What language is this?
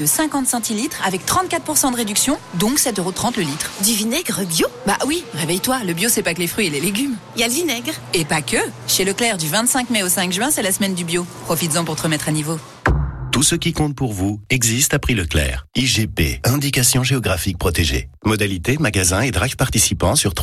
French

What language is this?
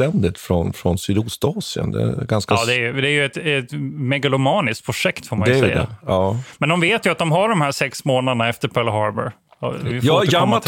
Swedish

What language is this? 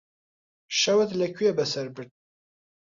Central Kurdish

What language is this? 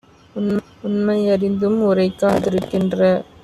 Tamil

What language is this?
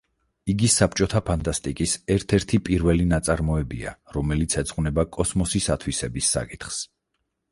Georgian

